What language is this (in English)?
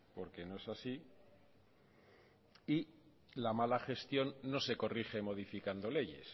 Spanish